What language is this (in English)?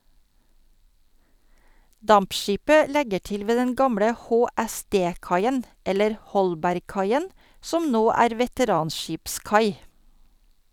Norwegian